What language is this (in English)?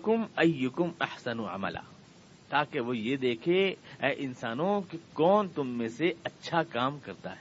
Urdu